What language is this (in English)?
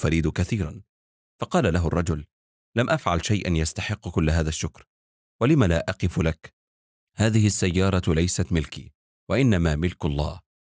Arabic